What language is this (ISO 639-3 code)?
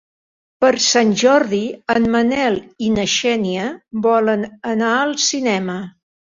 cat